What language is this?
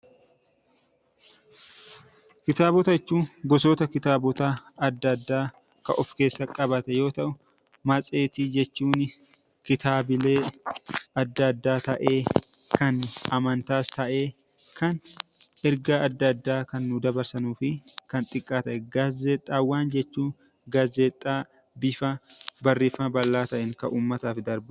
Oromo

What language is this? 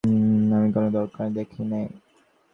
Bangla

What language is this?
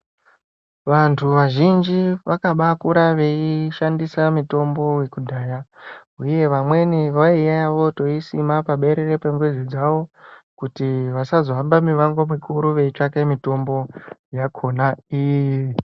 Ndau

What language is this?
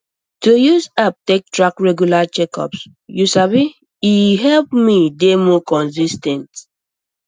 Nigerian Pidgin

